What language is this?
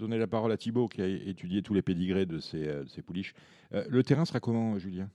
French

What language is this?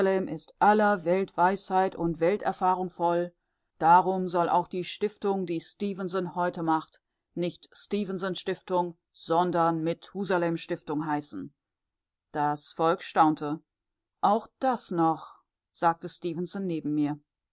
German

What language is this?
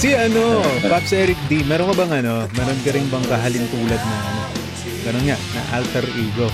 Filipino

